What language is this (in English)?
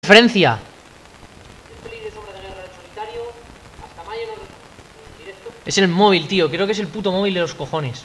Spanish